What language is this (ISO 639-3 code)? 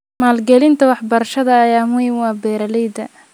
som